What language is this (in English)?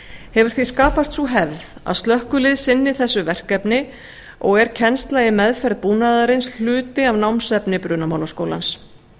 Icelandic